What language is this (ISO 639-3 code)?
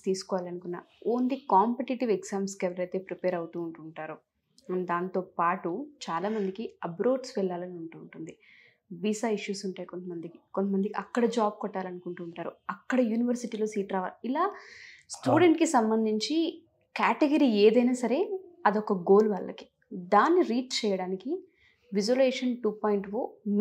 tel